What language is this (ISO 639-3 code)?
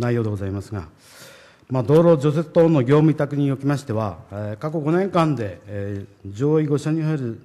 jpn